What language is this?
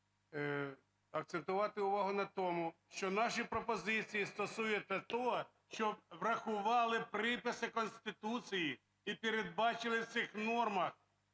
Ukrainian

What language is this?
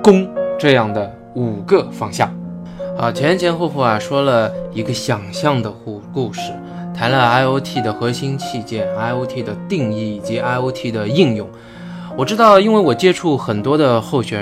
Chinese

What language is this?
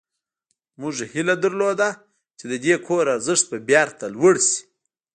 Pashto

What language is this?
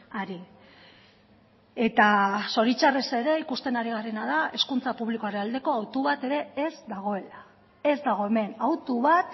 Basque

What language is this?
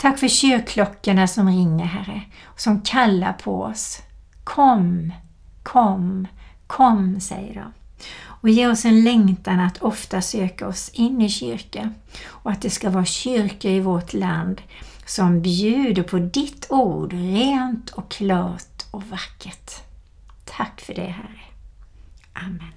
Swedish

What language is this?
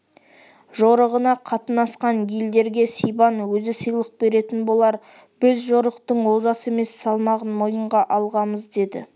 Kazakh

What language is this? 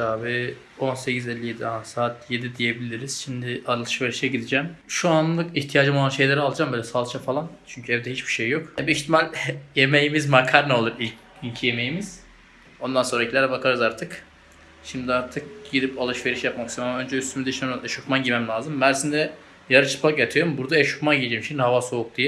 Turkish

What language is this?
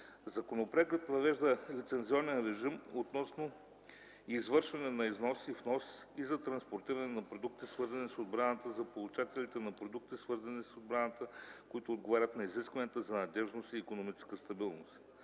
Bulgarian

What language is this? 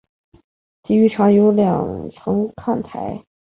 Chinese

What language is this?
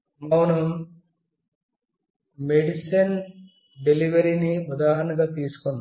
Telugu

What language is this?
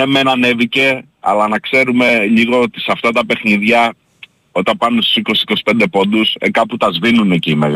Greek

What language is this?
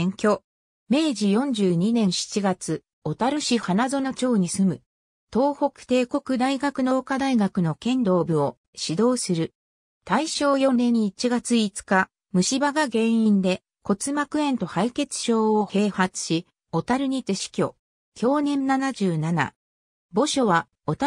Japanese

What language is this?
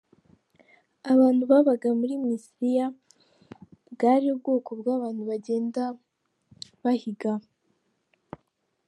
Kinyarwanda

